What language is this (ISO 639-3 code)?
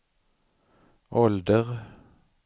swe